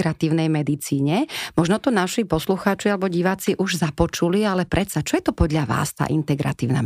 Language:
Slovak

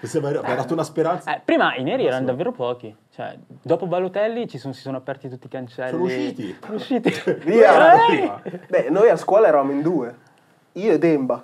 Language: Italian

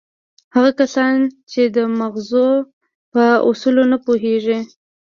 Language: Pashto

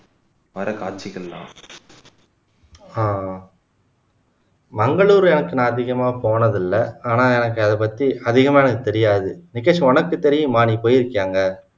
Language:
Tamil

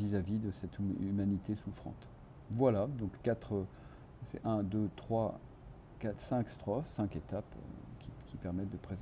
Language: French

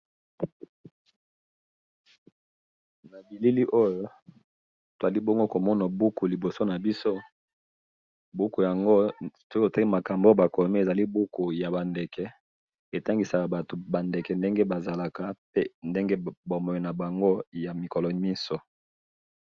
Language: Lingala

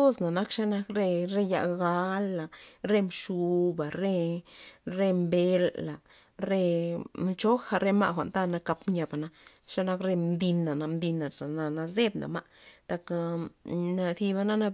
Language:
Loxicha Zapotec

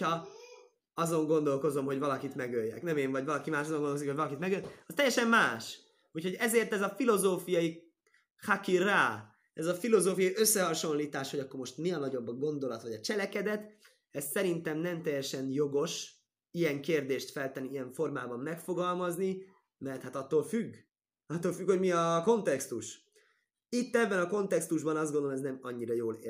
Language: Hungarian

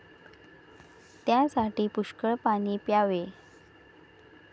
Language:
Marathi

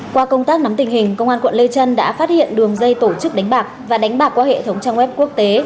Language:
Vietnamese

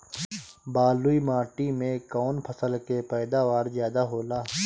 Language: Bhojpuri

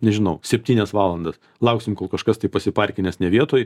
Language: Lithuanian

